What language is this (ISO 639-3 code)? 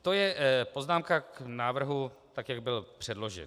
ces